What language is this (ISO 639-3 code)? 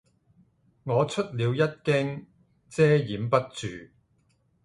yue